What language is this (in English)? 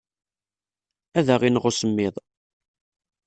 Kabyle